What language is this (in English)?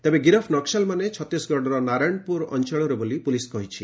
Odia